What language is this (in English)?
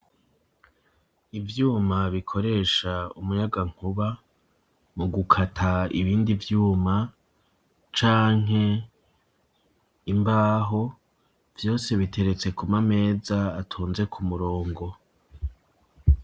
Rundi